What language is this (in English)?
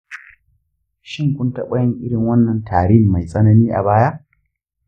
Hausa